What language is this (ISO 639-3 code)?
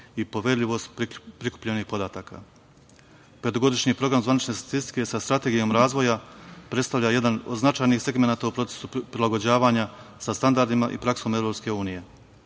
srp